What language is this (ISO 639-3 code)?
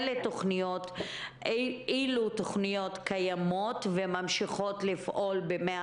heb